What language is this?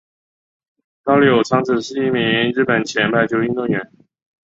Chinese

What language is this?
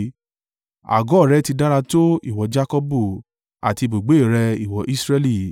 Yoruba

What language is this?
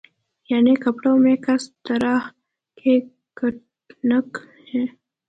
Urdu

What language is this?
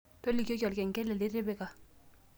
Masai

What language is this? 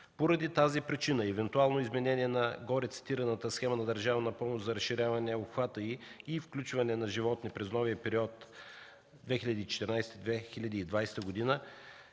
Bulgarian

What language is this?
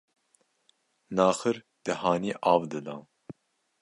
Kurdish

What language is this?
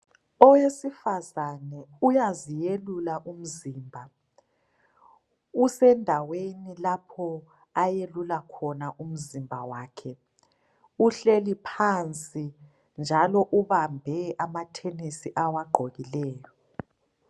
North Ndebele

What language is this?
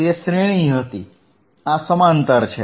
Gujarati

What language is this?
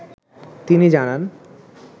Bangla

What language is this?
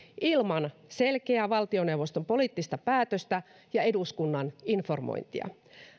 Finnish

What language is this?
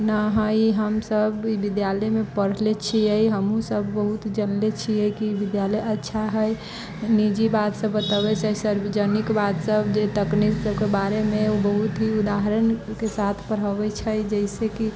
Maithili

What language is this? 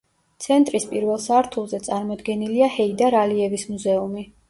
Georgian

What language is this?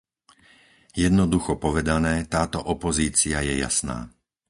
Slovak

